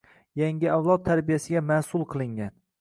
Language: Uzbek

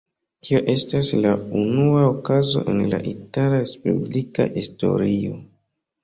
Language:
Esperanto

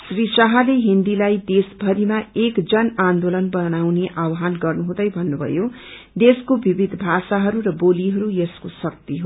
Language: Nepali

